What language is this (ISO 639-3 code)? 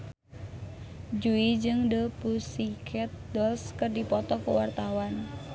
sun